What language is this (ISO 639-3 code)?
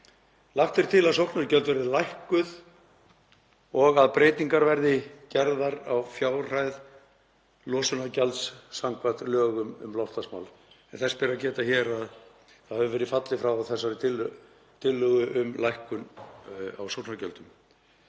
isl